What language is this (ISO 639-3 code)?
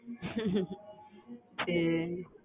tam